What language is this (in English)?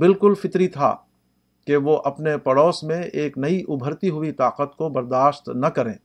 Urdu